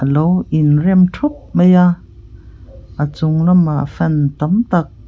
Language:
Mizo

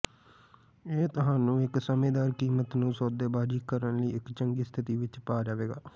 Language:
Punjabi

